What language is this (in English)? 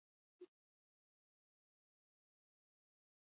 Basque